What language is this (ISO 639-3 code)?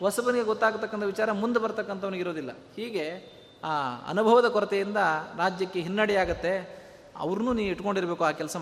kan